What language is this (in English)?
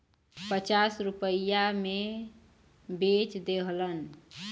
Bhojpuri